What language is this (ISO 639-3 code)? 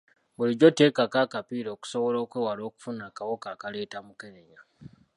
lug